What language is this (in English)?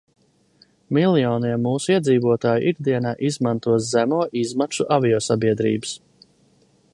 Latvian